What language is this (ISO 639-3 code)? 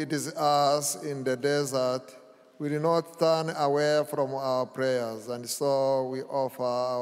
eng